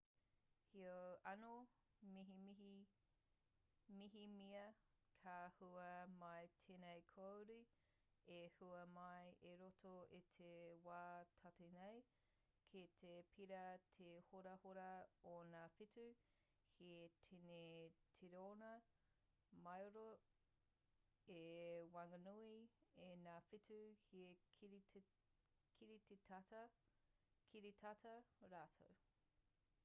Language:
Māori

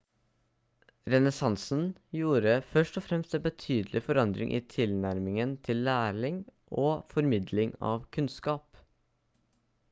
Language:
Norwegian Bokmål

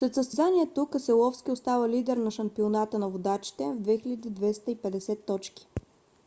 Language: Bulgarian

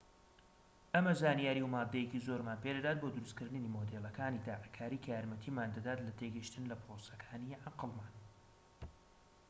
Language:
Central Kurdish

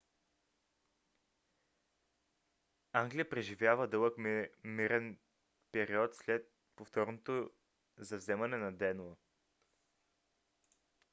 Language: Bulgarian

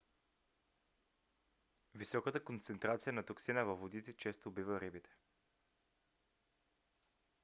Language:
Bulgarian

